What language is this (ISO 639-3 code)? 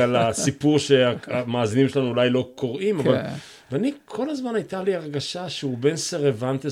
heb